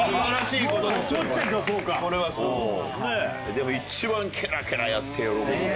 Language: Japanese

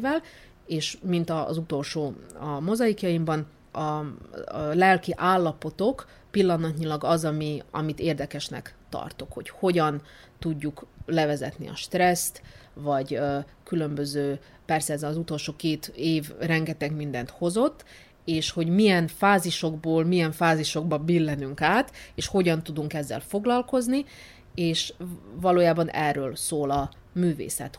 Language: Hungarian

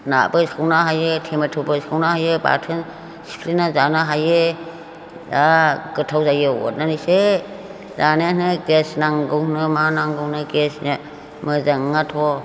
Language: Bodo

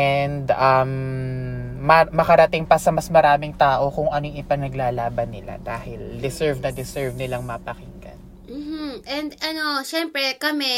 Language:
Filipino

